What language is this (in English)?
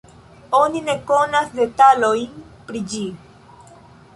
Esperanto